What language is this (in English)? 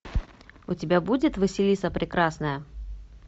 Russian